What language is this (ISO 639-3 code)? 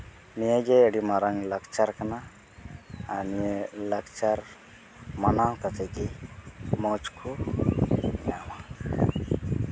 sat